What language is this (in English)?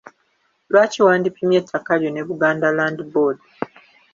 Ganda